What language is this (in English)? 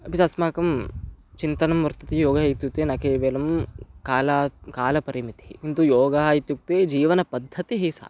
Sanskrit